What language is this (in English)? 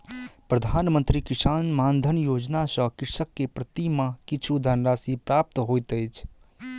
Maithili